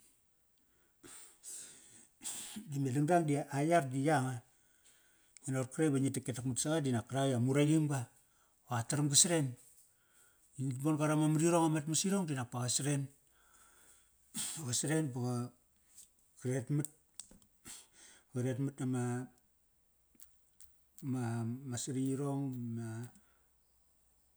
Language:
Kairak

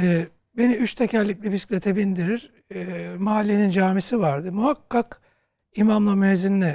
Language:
Turkish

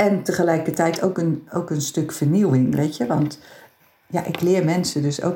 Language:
Dutch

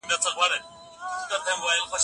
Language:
Pashto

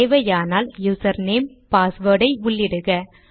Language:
Tamil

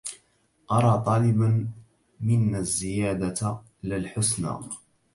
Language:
Arabic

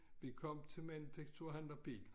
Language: Danish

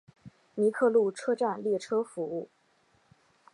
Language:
Chinese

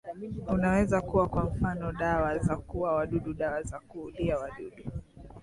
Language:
Swahili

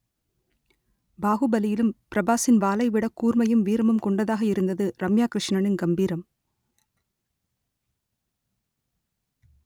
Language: Tamil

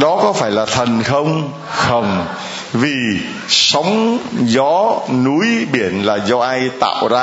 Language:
Vietnamese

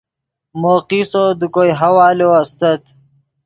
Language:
Yidgha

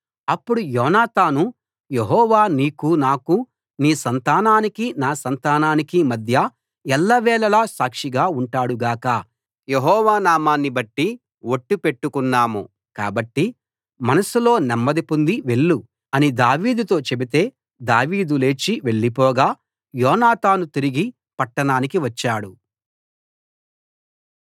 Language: Telugu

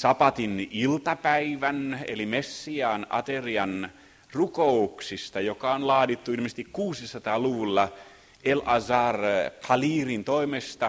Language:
Finnish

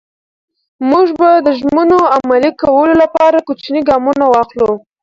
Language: Pashto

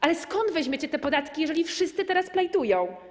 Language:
Polish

